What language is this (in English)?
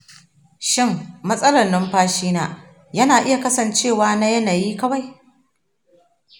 Hausa